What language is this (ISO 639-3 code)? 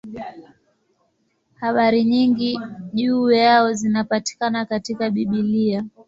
swa